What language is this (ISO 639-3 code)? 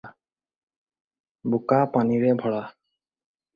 asm